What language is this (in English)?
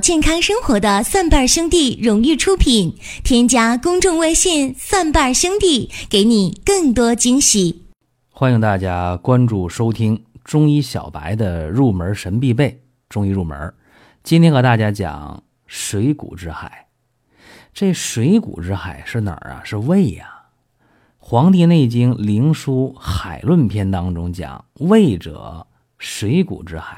Chinese